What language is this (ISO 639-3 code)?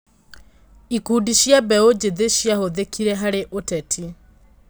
kik